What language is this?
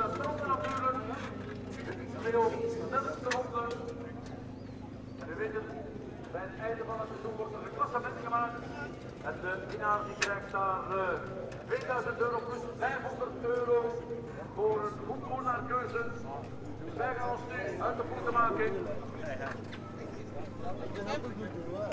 Dutch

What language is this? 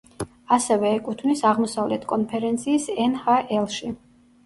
Georgian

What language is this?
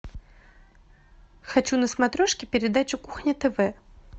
Russian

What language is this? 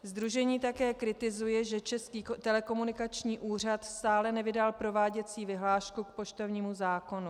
Czech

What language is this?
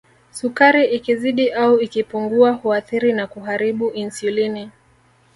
Swahili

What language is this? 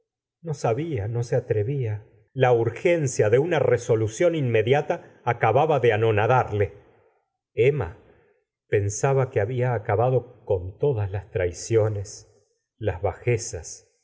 Spanish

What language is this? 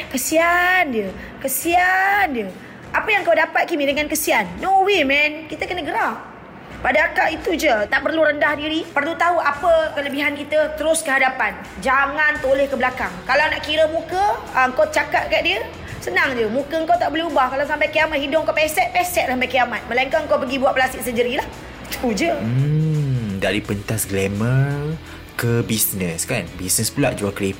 Malay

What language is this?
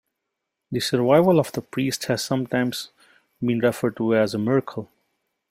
English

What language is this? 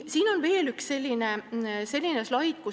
Estonian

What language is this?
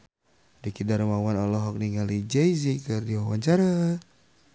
Sundanese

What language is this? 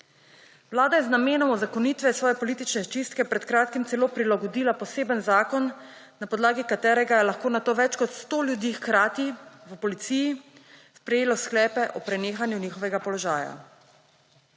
Slovenian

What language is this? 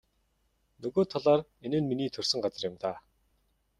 Mongolian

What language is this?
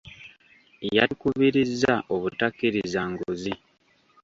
Ganda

